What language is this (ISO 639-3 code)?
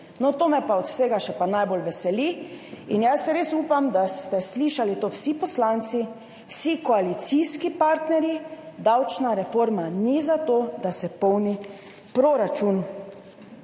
slv